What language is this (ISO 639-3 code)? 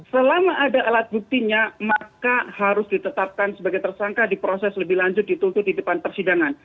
ind